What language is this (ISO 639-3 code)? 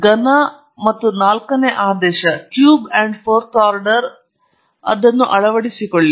kan